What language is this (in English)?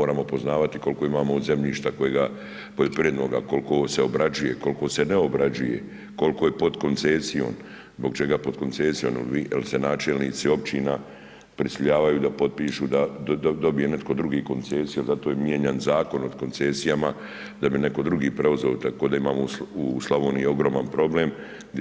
Croatian